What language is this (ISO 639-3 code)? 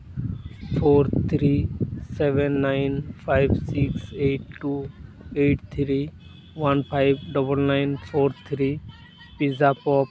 sat